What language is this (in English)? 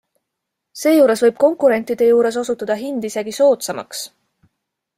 Estonian